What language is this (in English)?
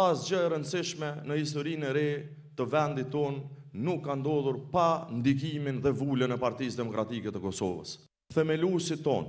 Romanian